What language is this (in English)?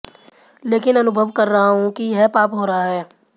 Hindi